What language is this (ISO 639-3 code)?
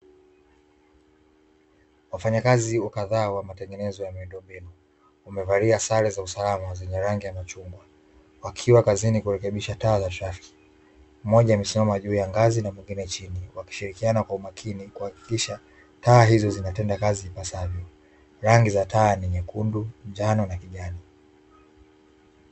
swa